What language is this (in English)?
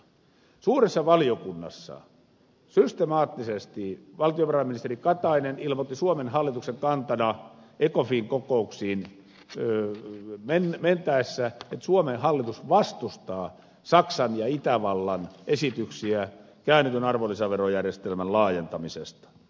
Finnish